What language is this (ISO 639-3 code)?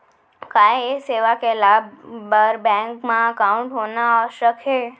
hne